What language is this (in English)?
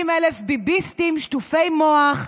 Hebrew